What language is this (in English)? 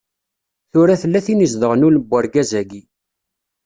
Kabyle